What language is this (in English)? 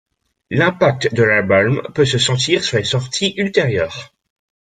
French